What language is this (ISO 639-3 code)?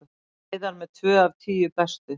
isl